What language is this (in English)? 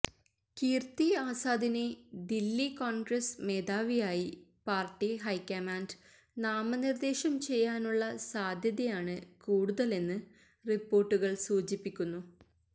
Malayalam